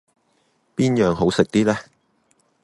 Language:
Cantonese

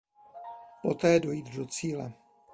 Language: Czech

